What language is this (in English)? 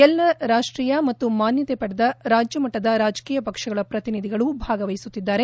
Kannada